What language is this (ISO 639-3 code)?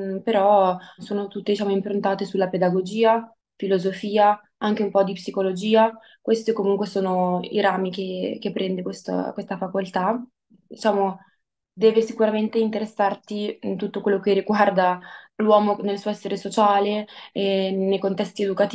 ita